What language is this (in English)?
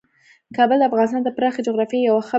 Pashto